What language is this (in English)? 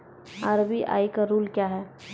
Maithili